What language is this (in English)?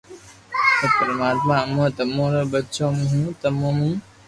Loarki